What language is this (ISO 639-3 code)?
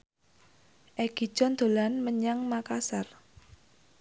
jav